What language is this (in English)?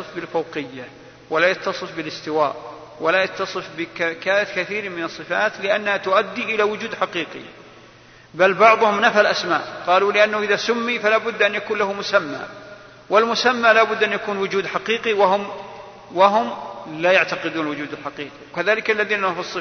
Arabic